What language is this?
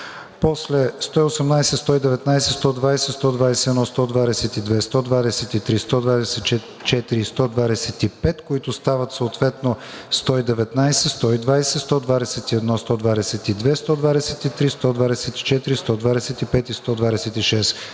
Bulgarian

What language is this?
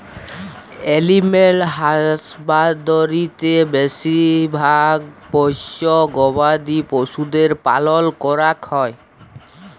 Bangla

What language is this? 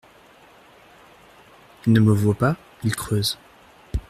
French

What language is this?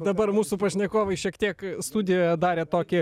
Lithuanian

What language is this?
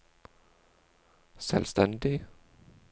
Norwegian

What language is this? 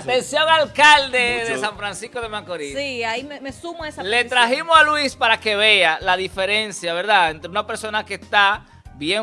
Spanish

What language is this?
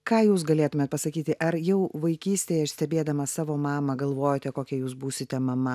Lithuanian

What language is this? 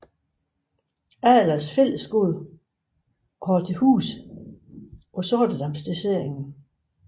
Danish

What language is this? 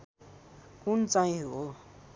Nepali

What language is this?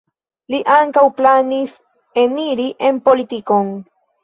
Esperanto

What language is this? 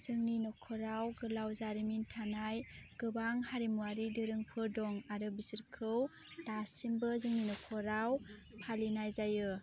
Bodo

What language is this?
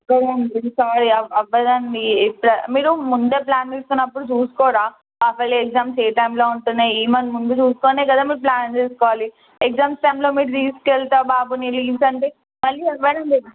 Telugu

